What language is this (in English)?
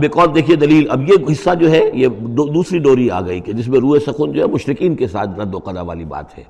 Urdu